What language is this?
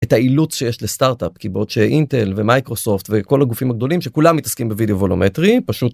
Hebrew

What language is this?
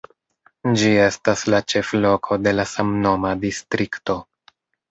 Esperanto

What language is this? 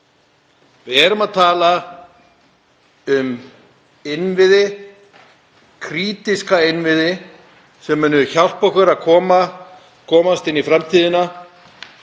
Icelandic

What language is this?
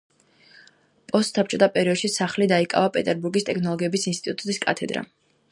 Georgian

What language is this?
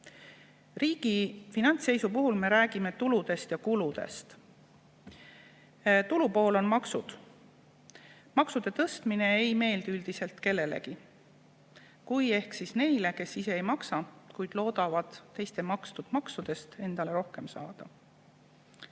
Estonian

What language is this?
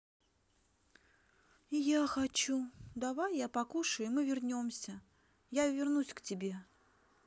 Russian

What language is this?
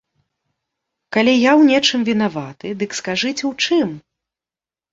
Belarusian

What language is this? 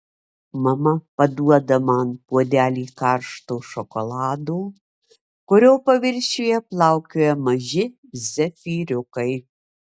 Lithuanian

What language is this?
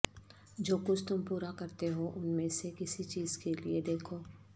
Urdu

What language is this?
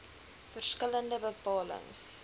Afrikaans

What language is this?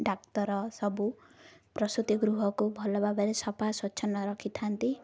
Odia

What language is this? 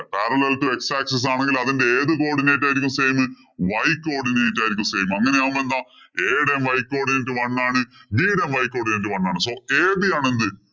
Malayalam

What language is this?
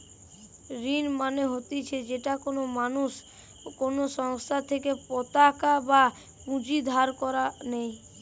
Bangla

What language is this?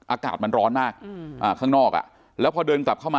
Thai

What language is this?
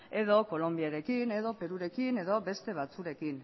Basque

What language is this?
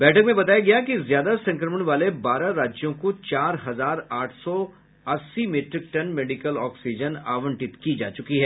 Hindi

